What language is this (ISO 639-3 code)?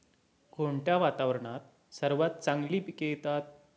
mar